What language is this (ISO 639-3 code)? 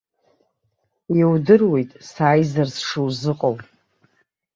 abk